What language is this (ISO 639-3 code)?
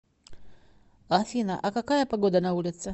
rus